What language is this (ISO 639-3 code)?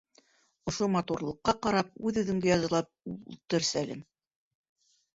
bak